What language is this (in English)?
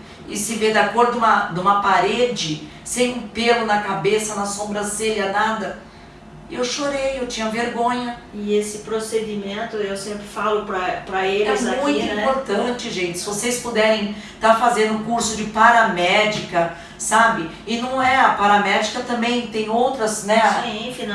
Portuguese